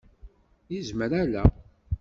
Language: Kabyle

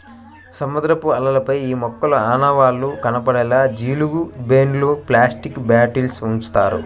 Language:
Telugu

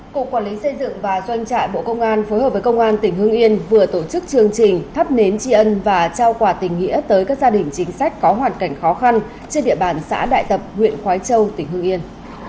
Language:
Vietnamese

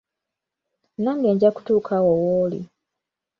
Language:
Ganda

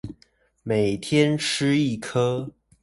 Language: Chinese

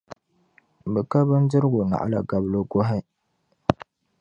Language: Dagbani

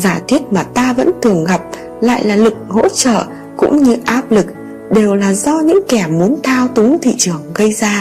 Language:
Vietnamese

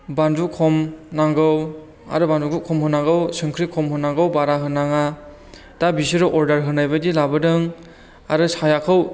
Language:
Bodo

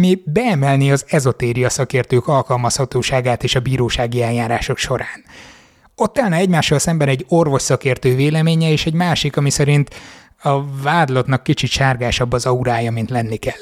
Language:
Hungarian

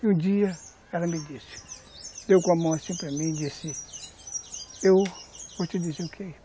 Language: Portuguese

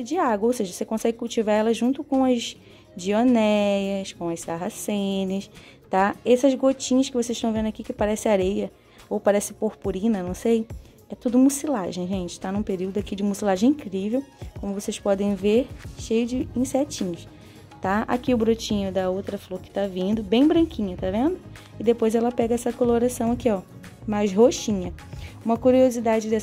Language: Portuguese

